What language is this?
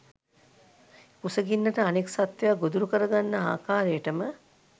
Sinhala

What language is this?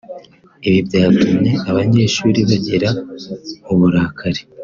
Kinyarwanda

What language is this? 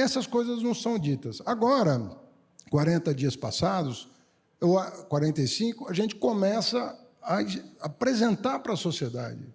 Portuguese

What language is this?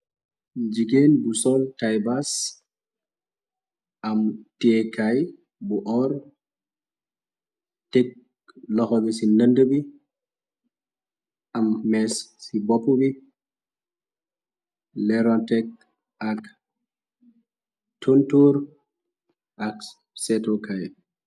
Wolof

